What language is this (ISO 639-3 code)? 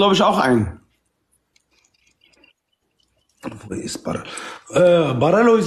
deu